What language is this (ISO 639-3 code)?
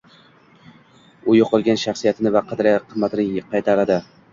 uzb